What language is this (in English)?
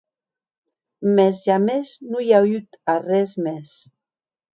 Occitan